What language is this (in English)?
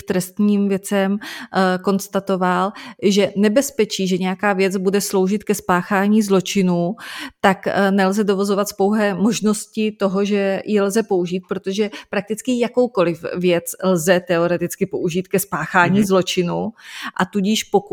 Czech